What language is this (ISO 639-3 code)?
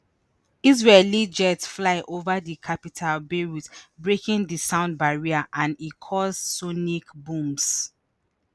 pcm